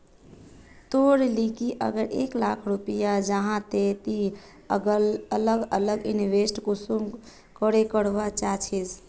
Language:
Magahi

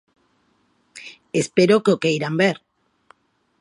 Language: Galician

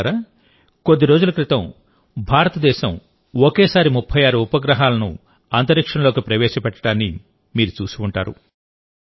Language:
Telugu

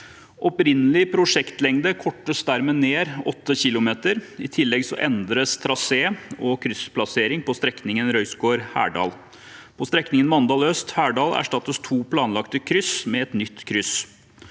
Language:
Norwegian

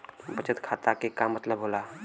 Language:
Bhojpuri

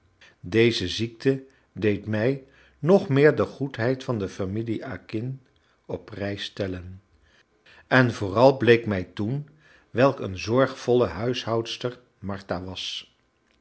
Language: Dutch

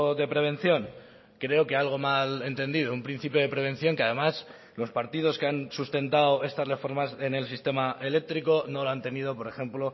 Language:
Spanish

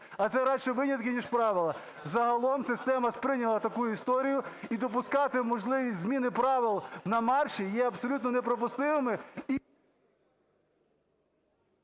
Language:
Ukrainian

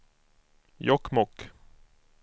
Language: Swedish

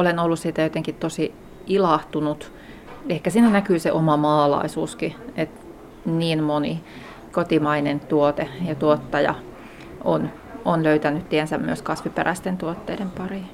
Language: Finnish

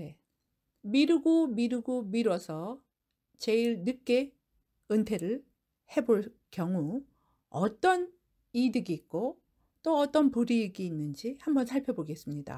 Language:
Korean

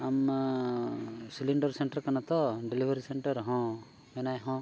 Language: Santali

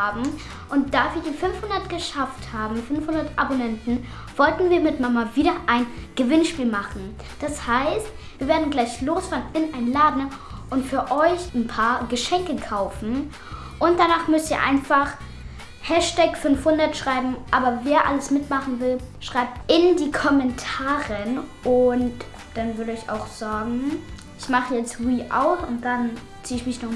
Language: German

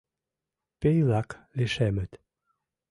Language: Mari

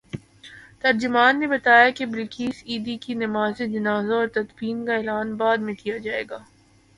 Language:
Urdu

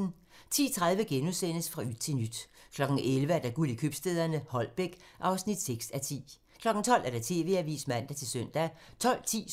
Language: Danish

